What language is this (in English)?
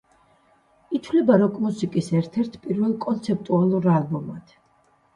Georgian